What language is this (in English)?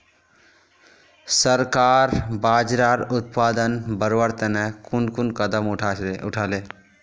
Magahi